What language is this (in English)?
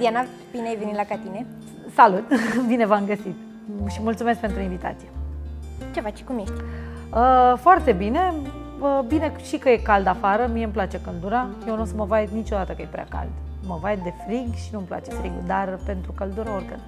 Romanian